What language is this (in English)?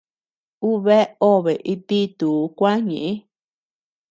Tepeuxila Cuicatec